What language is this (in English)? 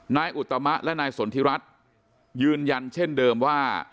Thai